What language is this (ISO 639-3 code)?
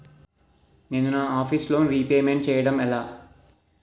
tel